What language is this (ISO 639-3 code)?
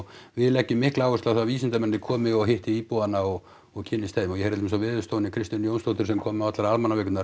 isl